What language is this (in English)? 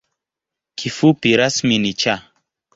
Swahili